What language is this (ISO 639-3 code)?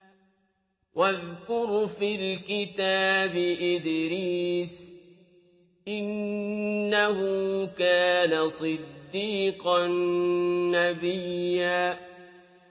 ara